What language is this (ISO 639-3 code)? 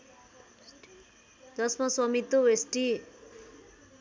nep